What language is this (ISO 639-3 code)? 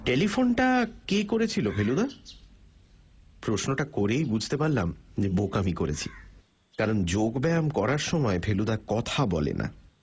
ben